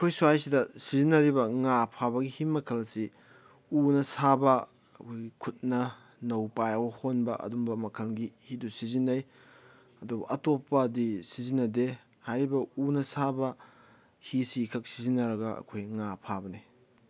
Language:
Manipuri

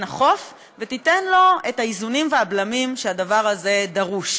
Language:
Hebrew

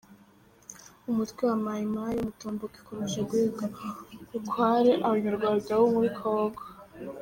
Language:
Kinyarwanda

